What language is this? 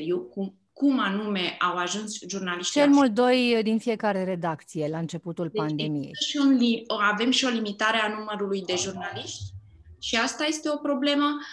Romanian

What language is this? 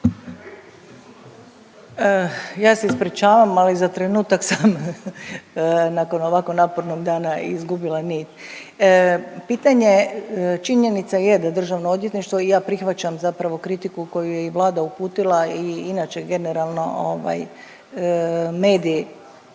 Croatian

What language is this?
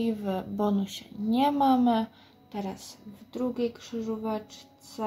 Polish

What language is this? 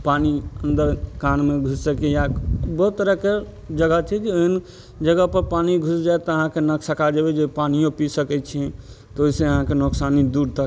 Maithili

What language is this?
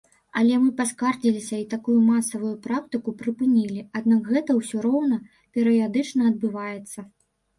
Belarusian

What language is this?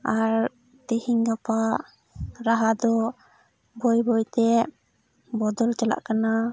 Santali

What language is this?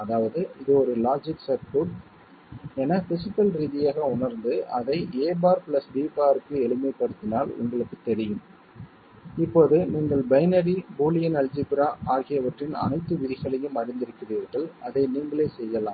Tamil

